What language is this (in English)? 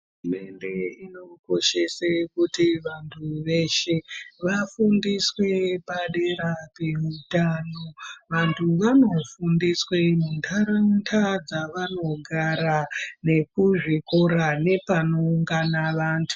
Ndau